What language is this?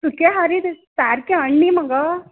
Konkani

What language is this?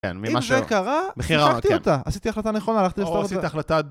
Hebrew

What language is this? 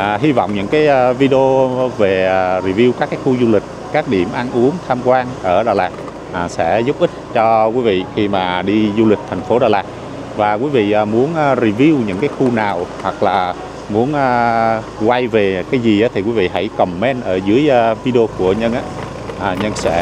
Vietnamese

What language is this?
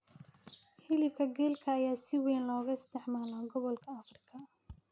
Somali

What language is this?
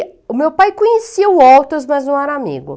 Portuguese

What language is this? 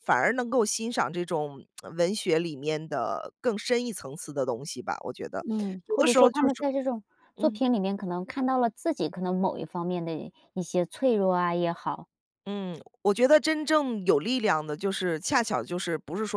Chinese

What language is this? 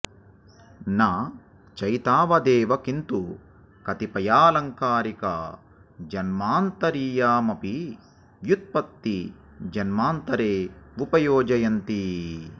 Sanskrit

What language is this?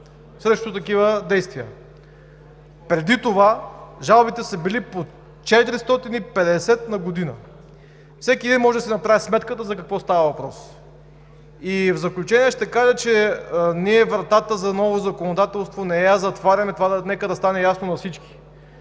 Bulgarian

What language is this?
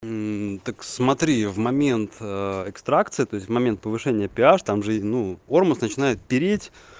Russian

